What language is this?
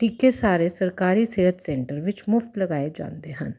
Punjabi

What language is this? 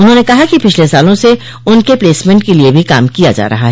Hindi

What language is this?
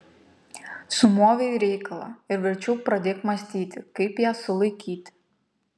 Lithuanian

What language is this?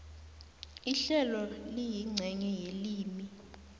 South Ndebele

